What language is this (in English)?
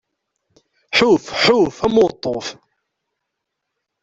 Kabyle